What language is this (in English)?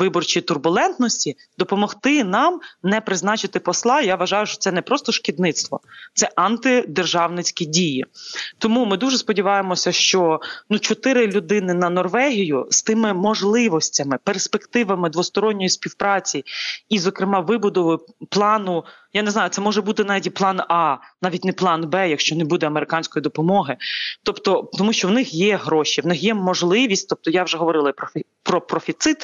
Ukrainian